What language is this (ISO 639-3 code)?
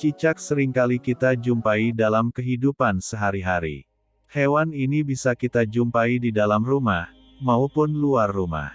ind